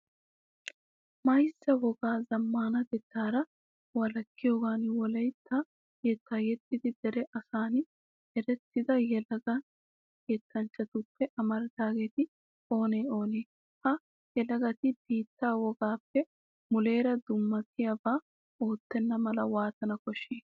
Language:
Wolaytta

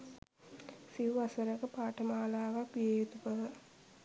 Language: Sinhala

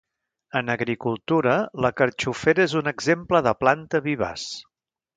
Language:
Catalan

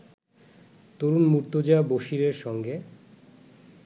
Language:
Bangla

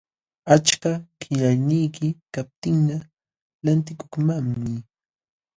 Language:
Jauja Wanca Quechua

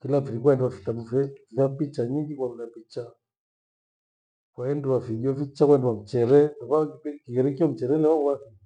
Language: Gweno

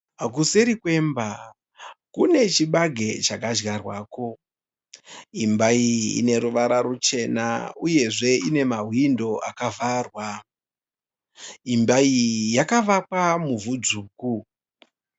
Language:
Shona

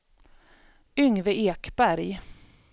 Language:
Swedish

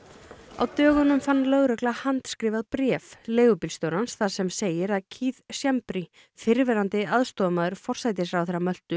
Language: Icelandic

